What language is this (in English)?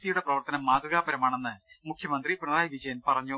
Malayalam